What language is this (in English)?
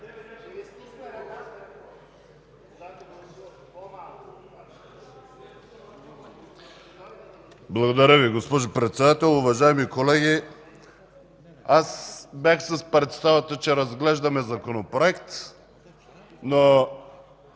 Bulgarian